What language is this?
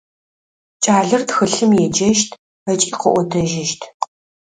Adyghe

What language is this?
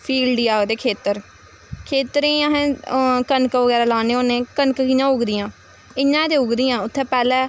Dogri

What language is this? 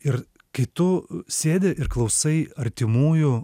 Lithuanian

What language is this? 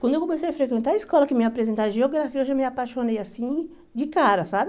Portuguese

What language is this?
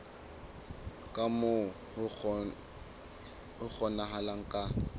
Southern Sotho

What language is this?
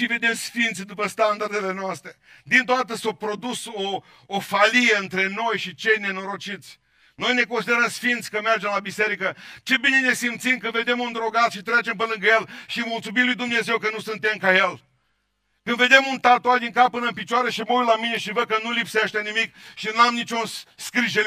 Romanian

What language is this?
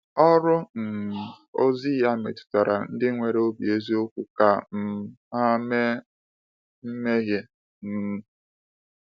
Igbo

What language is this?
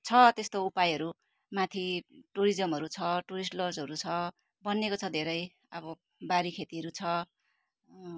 Nepali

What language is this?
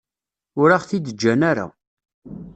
Kabyle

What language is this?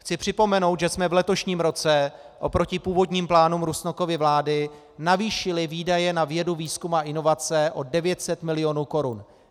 Czech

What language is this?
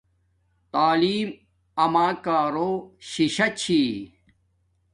Domaaki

